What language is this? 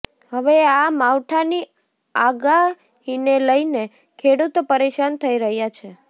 Gujarati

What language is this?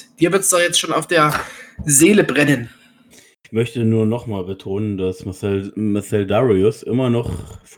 German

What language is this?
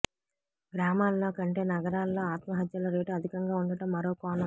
Telugu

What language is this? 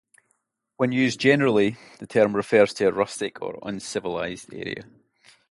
English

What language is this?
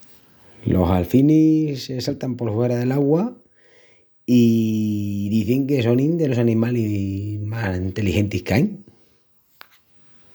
Extremaduran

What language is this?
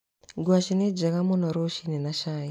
Kikuyu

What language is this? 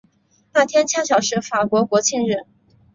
Chinese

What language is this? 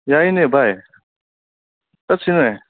Manipuri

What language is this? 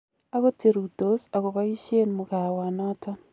Kalenjin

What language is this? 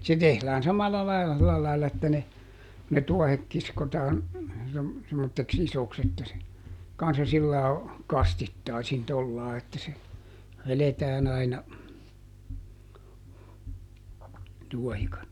Finnish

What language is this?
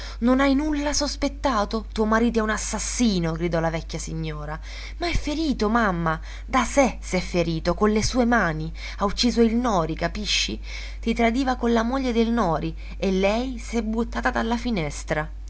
Italian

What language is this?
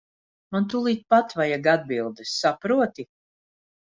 Latvian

